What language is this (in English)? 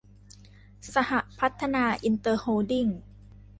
Thai